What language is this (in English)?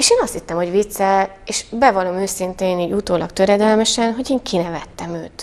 Hungarian